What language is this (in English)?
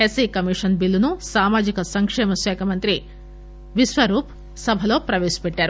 Telugu